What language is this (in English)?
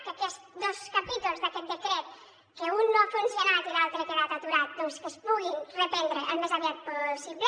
Catalan